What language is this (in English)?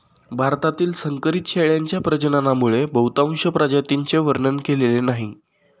Marathi